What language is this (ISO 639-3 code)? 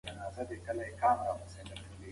pus